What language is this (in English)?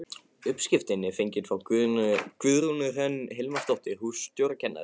Icelandic